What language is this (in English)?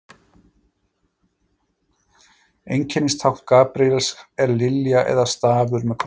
Icelandic